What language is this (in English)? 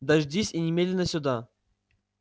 Russian